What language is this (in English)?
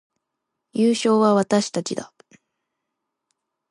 Japanese